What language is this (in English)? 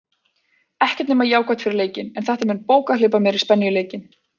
Icelandic